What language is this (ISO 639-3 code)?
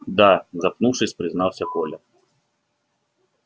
rus